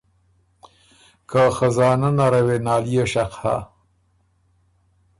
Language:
Ormuri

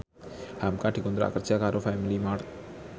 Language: Javanese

